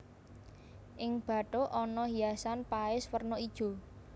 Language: Javanese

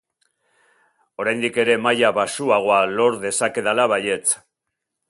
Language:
Basque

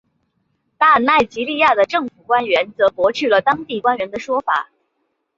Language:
Chinese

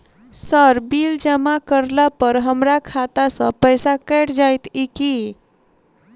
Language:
Maithili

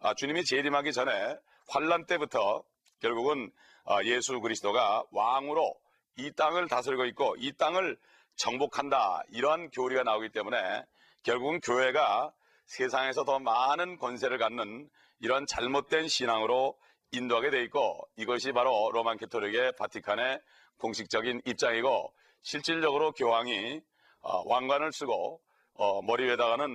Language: Korean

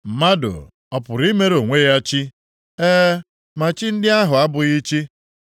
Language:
Igbo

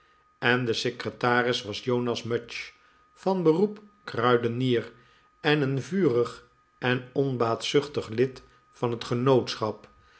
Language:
Dutch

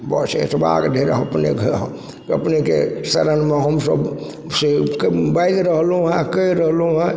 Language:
Maithili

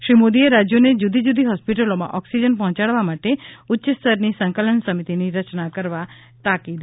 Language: Gujarati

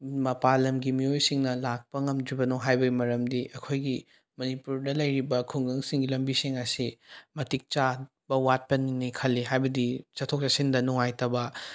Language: Manipuri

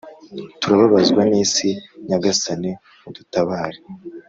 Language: Kinyarwanda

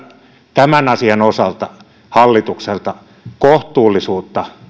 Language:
Finnish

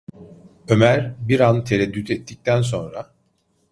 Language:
Turkish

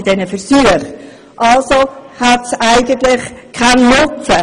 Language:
Swiss German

